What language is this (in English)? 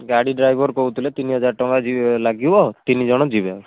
Odia